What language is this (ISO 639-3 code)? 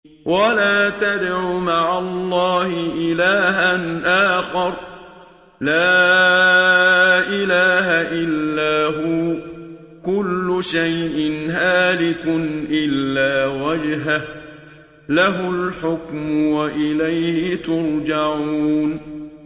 ara